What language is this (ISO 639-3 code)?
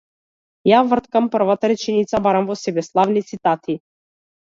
mkd